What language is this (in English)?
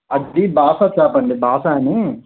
Telugu